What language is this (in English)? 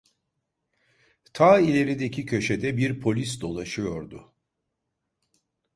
Turkish